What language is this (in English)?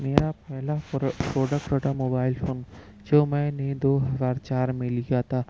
Urdu